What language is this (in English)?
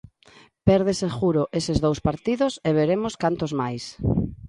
Galician